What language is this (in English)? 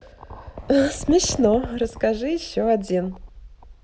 Russian